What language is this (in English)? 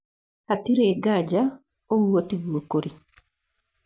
Kikuyu